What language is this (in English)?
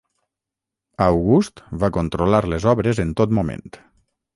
Catalan